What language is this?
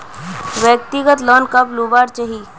Magahi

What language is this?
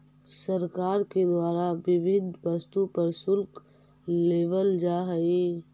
Magahi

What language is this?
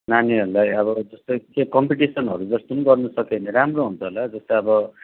Nepali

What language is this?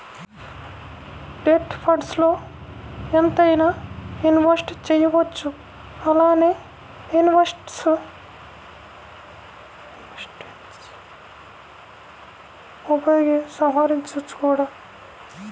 Telugu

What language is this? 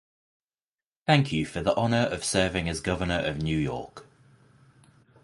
English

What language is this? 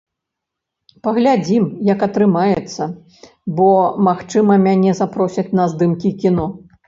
Belarusian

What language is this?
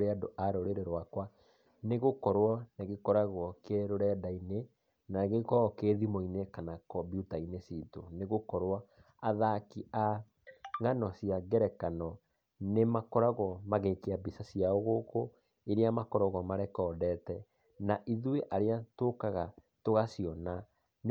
Kikuyu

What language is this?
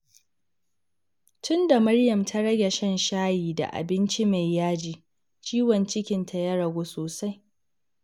Hausa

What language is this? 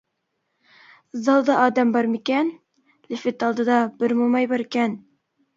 Uyghur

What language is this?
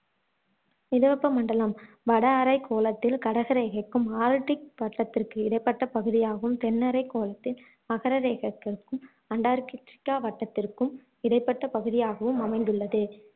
Tamil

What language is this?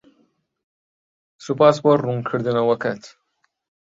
Central Kurdish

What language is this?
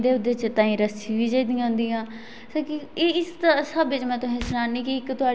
Dogri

